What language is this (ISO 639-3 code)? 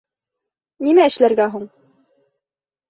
bak